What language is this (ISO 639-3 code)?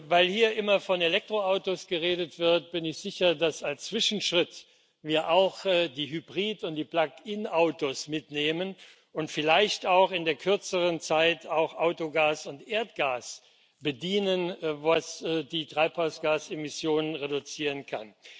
deu